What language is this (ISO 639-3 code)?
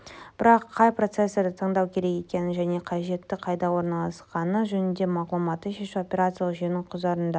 kaz